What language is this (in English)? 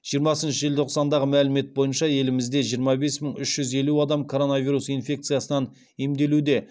Kazakh